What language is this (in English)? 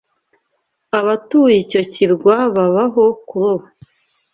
Kinyarwanda